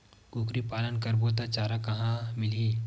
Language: Chhattisgarhi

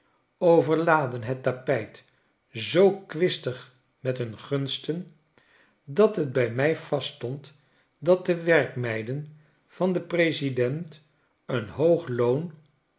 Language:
Dutch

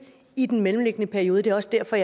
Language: Danish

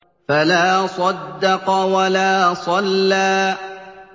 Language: Arabic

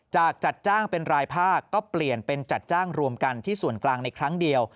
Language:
Thai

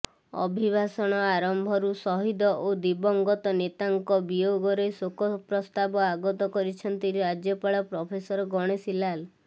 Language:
Odia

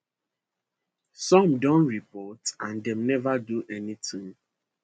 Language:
Nigerian Pidgin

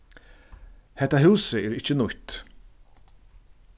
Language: Faroese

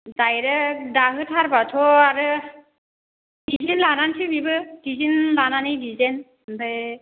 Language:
Bodo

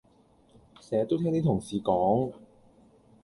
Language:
Cantonese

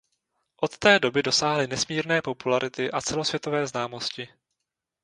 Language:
Czech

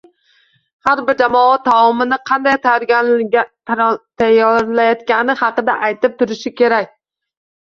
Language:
Uzbek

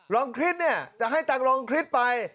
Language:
Thai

